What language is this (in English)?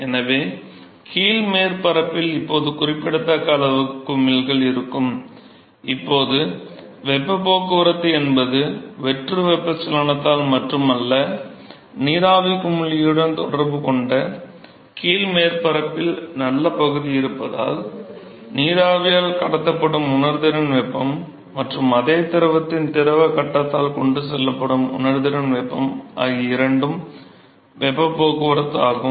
Tamil